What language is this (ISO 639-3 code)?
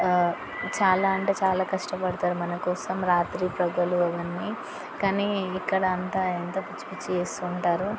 tel